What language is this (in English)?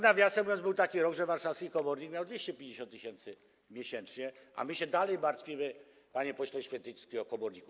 Polish